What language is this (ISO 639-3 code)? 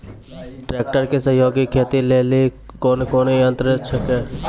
mai